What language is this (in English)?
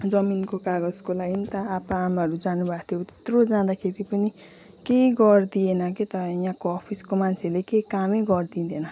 Nepali